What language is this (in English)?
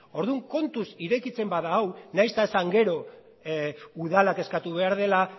Basque